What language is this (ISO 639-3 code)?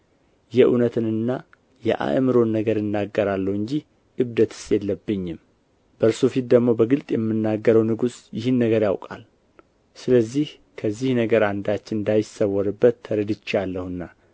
amh